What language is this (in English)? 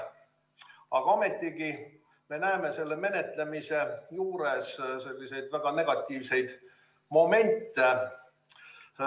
Estonian